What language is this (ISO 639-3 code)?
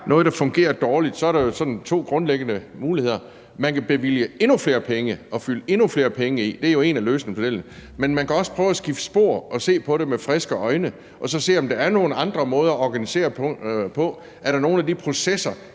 dan